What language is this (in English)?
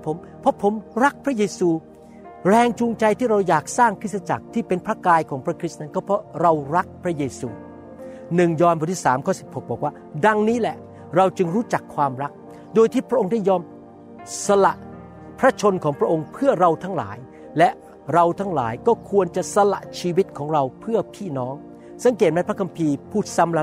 Thai